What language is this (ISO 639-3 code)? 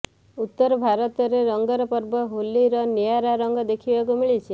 ori